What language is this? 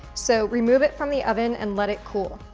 English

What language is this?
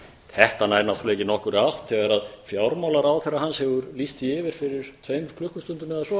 Icelandic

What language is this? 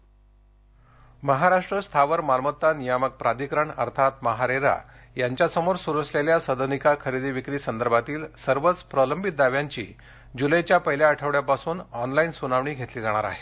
Marathi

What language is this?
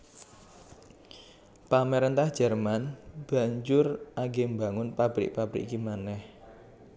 Javanese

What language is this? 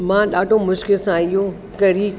Sindhi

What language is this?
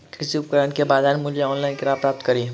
Maithili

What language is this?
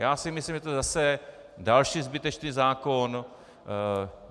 Czech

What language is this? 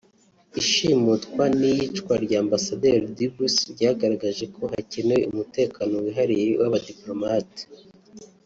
Kinyarwanda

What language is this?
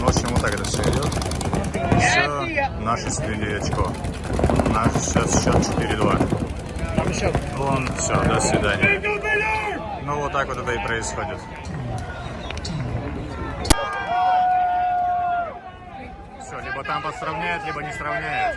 Russian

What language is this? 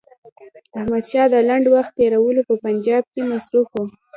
Pashto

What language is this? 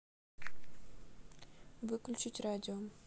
Russian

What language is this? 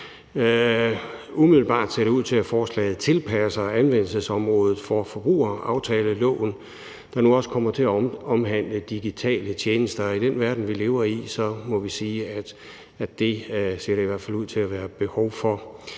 Danish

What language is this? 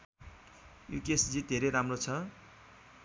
Nepali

